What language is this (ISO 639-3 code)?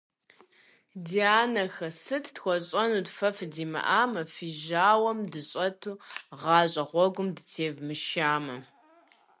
kbd